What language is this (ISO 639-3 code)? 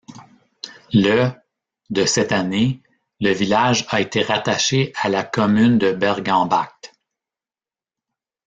fra